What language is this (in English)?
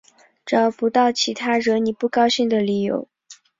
Chinese